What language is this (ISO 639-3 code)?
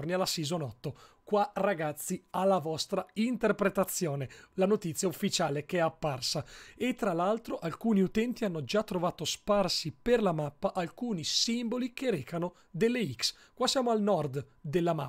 ita